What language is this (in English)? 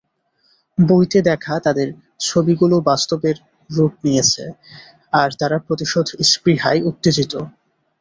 Bangla